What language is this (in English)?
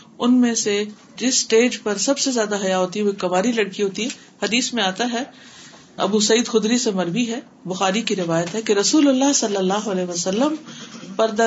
Urdu